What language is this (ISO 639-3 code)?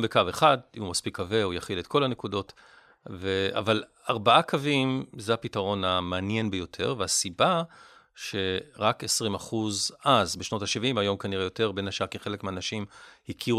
heb